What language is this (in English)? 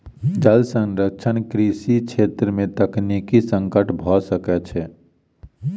Maithili